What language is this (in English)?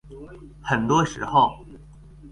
Chinese